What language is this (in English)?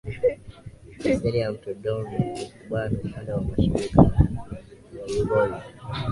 Swahili